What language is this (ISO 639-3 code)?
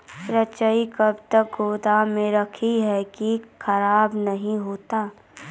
mai